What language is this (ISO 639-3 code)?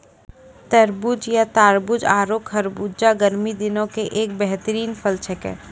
mai